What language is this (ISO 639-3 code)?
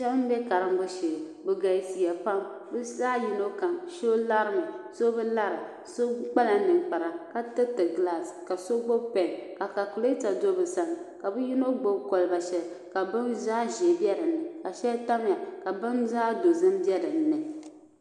dag